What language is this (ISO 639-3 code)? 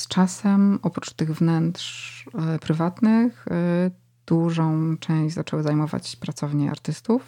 pol